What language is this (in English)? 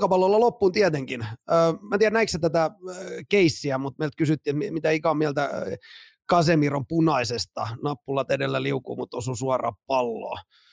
Finnish